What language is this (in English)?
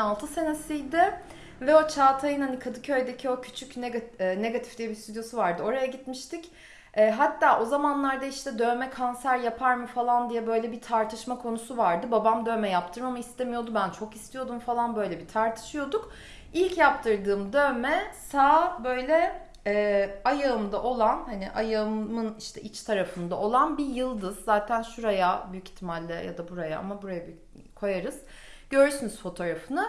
Turkish